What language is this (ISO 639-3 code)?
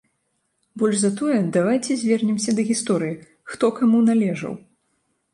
bel